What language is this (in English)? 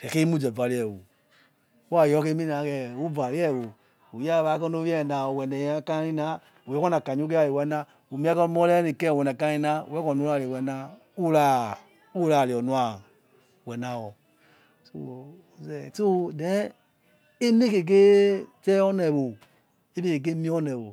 Yekhee